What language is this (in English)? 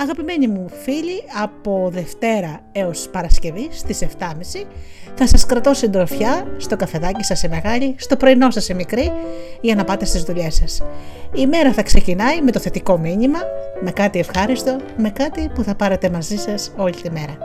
Greek